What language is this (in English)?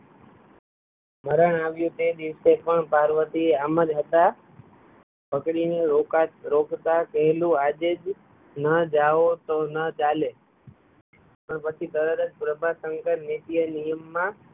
Gujarati